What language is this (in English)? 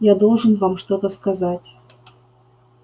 Russian